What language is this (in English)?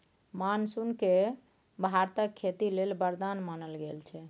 Maithili